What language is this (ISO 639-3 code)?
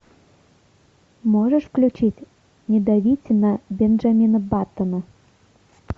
rus